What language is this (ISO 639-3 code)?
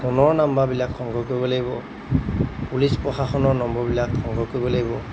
asm